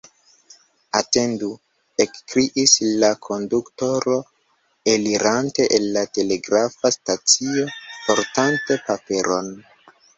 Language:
Esperanto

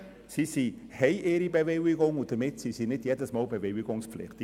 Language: Swiss German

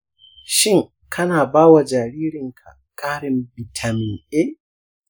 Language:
Hausa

